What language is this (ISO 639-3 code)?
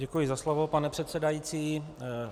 ces